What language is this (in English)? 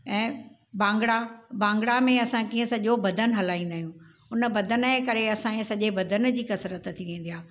Sindhi